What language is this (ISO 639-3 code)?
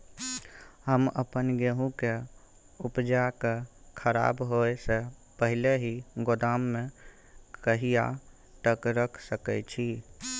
mai